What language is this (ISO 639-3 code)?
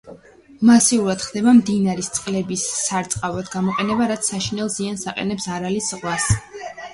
kat